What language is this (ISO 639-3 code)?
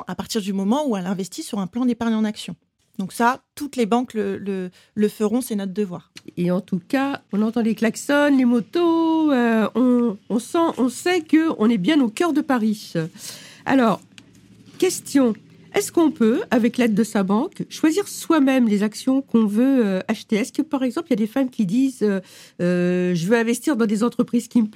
fra